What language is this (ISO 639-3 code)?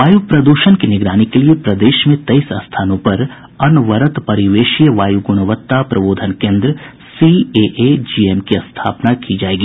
hin